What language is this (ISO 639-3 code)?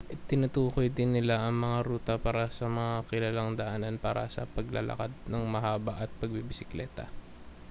fil